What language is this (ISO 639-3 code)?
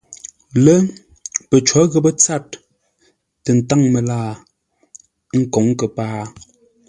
nla